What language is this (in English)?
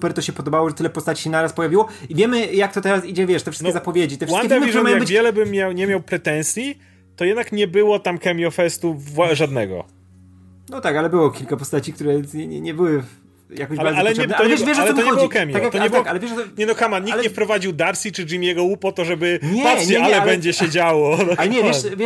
Polish